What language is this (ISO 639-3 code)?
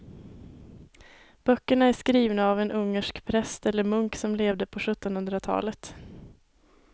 swe